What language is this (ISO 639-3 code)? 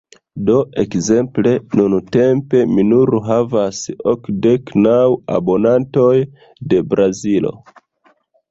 epo